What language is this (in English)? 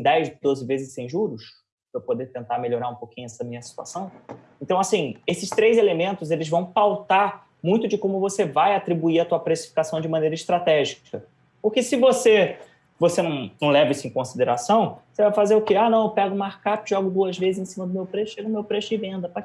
Portuguese